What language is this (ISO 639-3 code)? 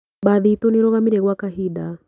kik